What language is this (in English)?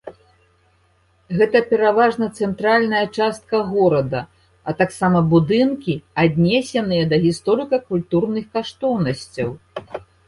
Belarusian